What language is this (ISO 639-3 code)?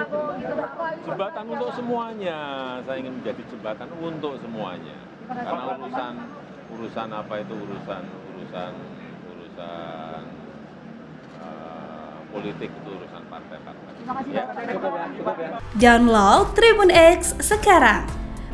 ind